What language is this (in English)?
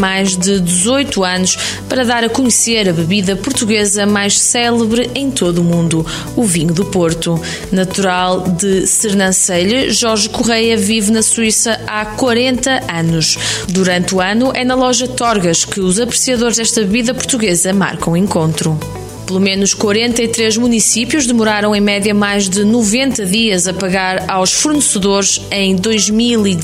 Portuguese